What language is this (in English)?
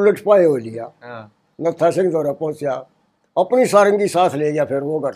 Hindi